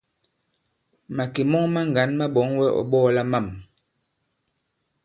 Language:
Bankon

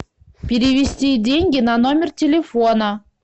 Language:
Russian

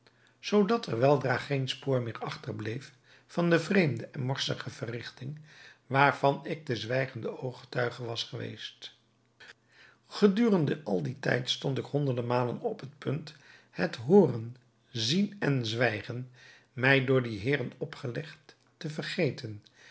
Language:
Dutch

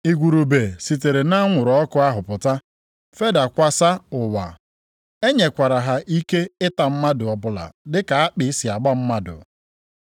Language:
Igbo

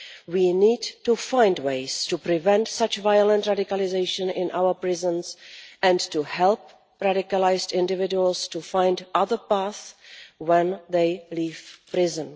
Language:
English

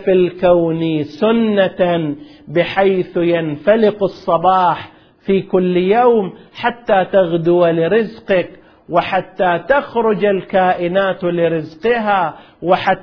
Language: Arabic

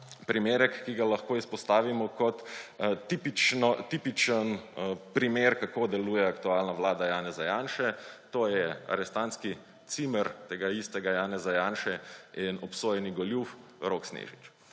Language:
Slovenian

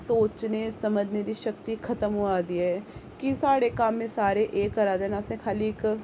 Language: Dogri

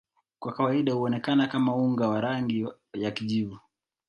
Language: Swahili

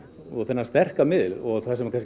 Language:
Icelandic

